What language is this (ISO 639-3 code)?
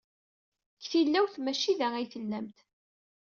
kab